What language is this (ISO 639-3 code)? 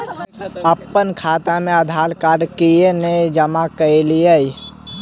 mai